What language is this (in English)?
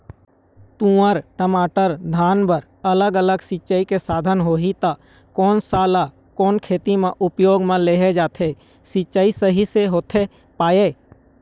Chhattisgarhi